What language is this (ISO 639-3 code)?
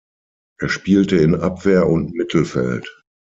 deu